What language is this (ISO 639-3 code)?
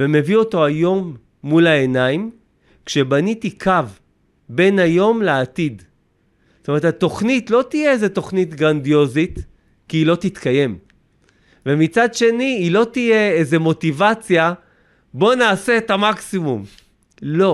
heb